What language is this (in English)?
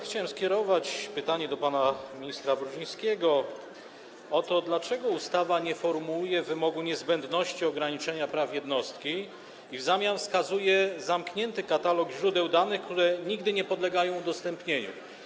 Polish